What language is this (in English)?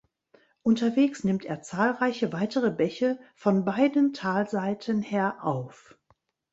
German